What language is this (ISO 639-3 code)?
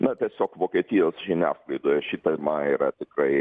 lit